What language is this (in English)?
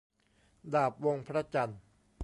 Thai